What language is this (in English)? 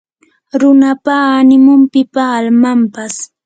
Yanahuanca Pasco Quechua